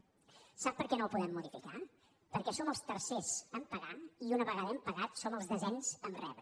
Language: Catalan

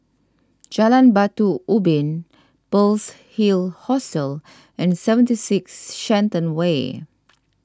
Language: English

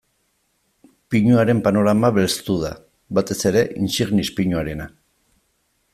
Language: Basque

